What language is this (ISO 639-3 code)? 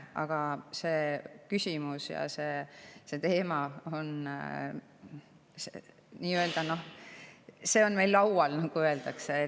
est